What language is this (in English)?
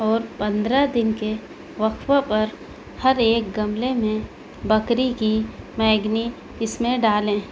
Urdu